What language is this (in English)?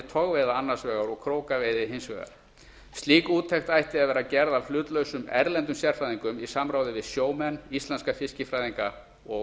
Icelandic